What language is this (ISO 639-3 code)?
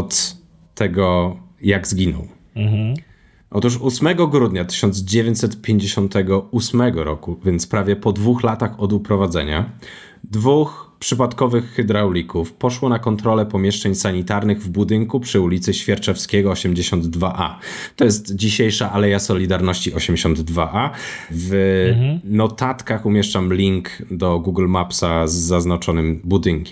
pol